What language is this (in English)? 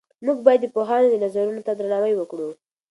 Pashto